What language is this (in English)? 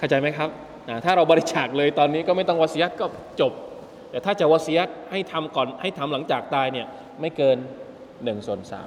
Thai